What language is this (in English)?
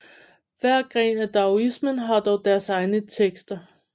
Danish